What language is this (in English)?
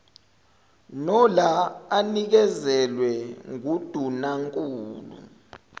Zulu